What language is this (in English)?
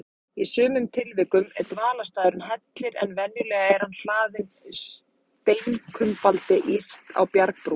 Icelandic